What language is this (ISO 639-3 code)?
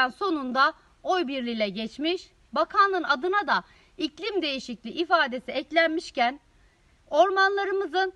tur